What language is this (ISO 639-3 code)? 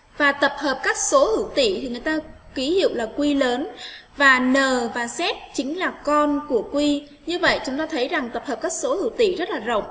vie